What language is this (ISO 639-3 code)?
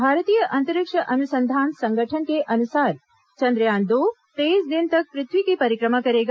hin